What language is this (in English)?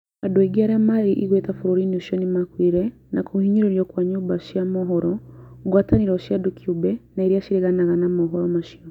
Kikuyu